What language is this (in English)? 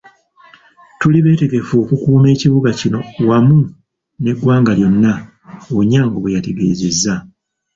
Ganda